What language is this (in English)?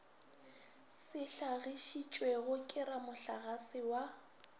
Northern Sotho